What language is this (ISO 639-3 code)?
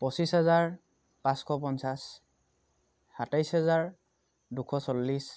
asm